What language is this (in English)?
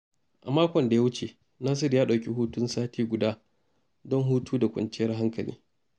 Hausa